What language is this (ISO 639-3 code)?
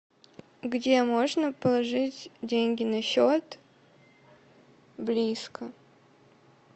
rus